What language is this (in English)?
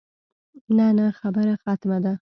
Pashto